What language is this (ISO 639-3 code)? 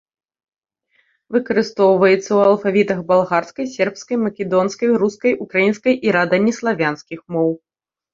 bel